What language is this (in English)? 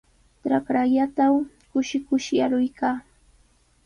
Sihuas Ancash Quechua